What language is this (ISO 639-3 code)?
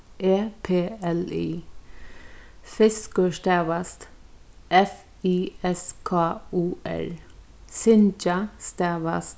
fao